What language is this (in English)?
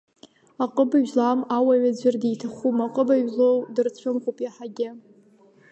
Abkhazian